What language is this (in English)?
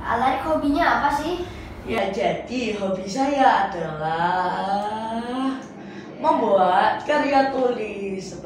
Indonesian